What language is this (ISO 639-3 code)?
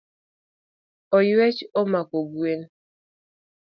luo